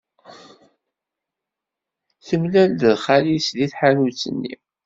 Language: Kabyle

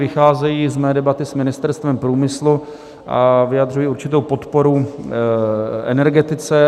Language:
Czech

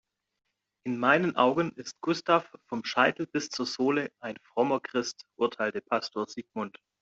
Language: German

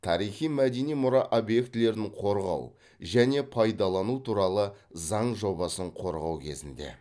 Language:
Kazakh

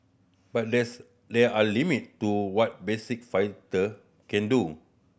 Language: English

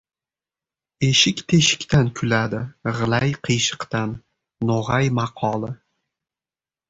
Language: Uzbek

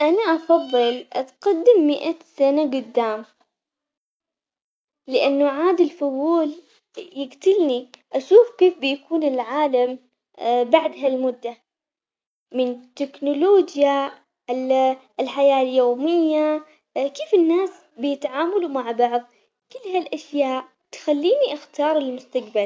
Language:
Omani Arabic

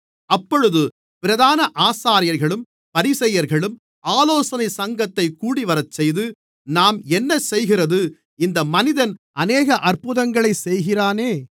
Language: Tamil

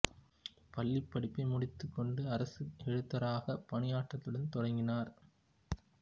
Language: Tamil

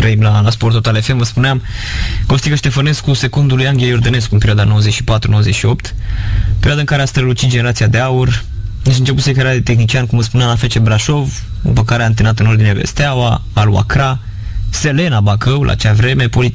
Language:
Romanian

